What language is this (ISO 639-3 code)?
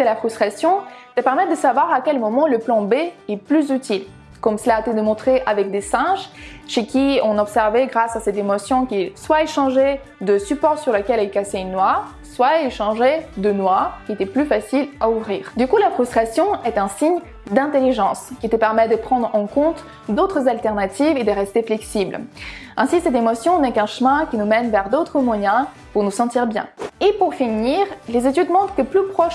fra